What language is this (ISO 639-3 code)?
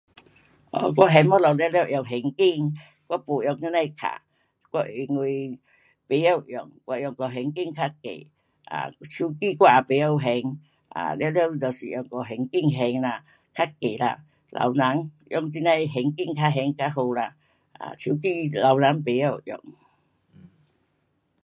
cpx